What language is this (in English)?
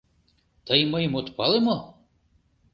Mari